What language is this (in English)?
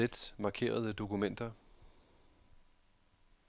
Danish